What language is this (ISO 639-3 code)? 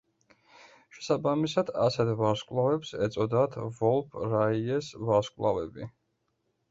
kat